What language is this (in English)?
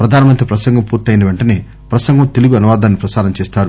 Telugu